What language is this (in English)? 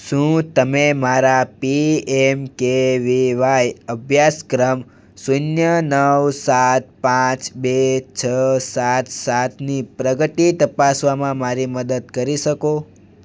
Gujarati